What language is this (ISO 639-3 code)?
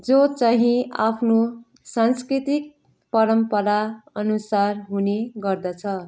nep